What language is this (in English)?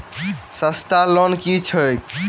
Maithili